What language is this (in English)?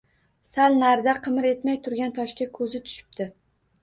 Uzbek